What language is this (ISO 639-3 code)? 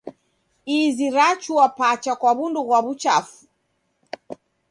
dav